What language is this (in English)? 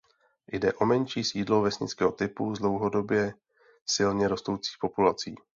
Czech